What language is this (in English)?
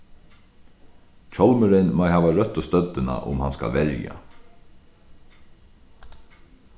Faroese